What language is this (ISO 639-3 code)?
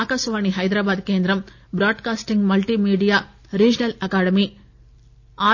tel